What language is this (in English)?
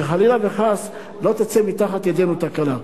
Hebrew